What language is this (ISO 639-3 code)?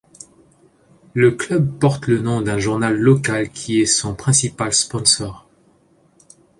fra